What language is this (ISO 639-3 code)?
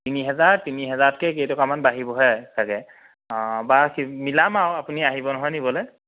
asm